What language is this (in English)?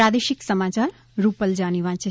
Gujarati